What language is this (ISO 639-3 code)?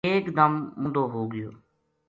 gju